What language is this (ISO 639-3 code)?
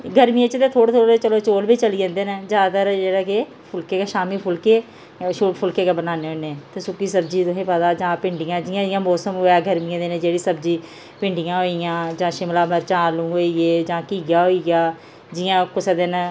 doi